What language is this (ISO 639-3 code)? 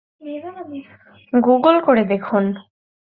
ben